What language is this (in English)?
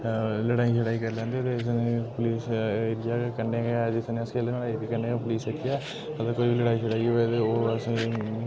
Dogri